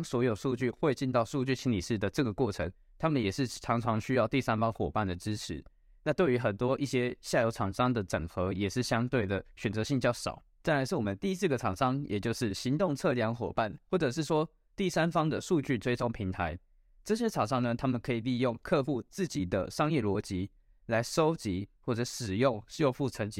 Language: Chinese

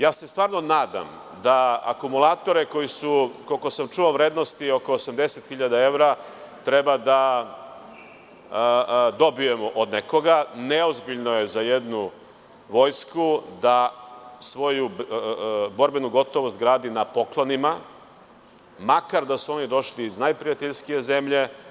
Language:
Serbian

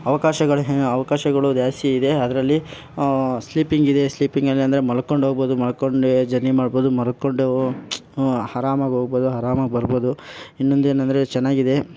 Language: Kannada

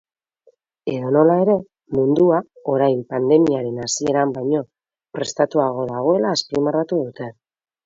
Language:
Basque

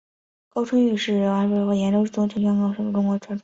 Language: Chinese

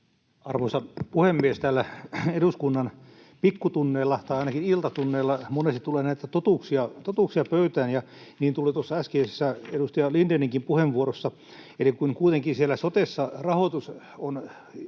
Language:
Finnish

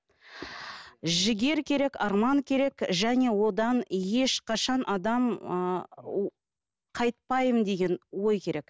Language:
Kazakh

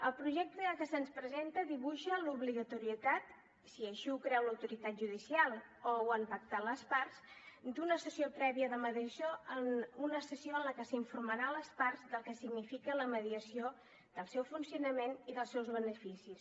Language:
Catalan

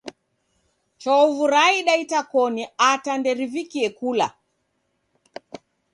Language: Taita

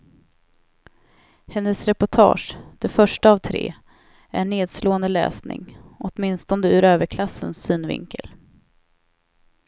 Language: Swedish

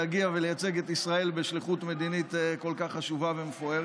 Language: Hebrew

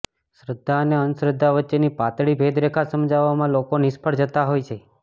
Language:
Gujarati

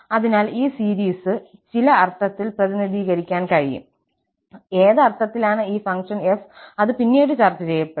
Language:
Malayalam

